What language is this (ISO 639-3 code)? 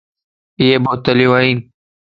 lss